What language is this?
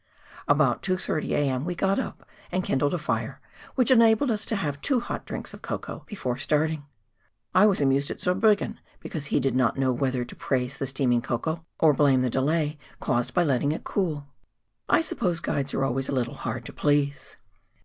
English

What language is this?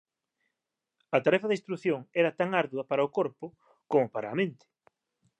Galician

